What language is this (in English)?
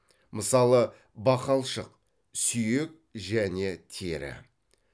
Kazakh